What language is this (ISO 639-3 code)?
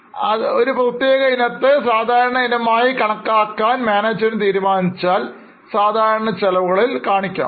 mal